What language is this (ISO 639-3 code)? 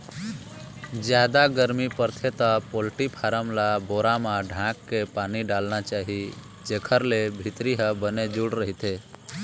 hne